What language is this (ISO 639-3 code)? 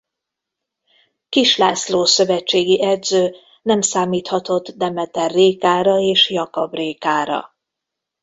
hun